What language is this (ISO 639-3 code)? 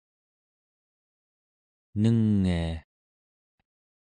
esu